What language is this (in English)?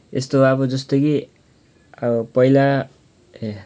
Nepali